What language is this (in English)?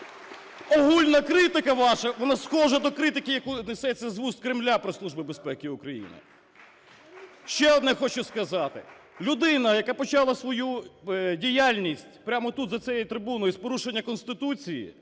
Ukrainian